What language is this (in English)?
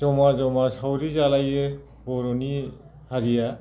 Bodo